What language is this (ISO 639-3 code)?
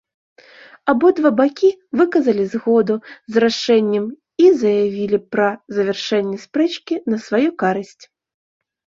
bel